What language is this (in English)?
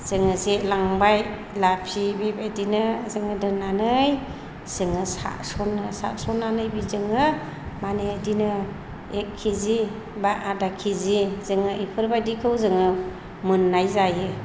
Bodo